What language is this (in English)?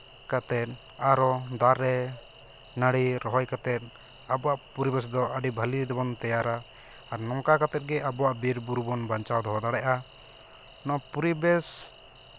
Santali